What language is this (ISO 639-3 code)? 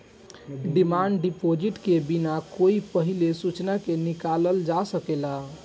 bho